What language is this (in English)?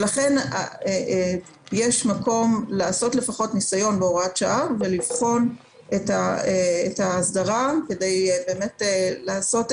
Hebrew